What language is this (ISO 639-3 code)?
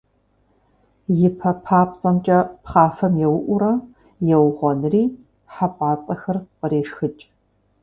kbd